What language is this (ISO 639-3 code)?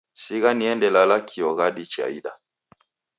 dav